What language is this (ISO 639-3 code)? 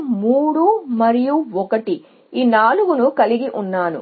tel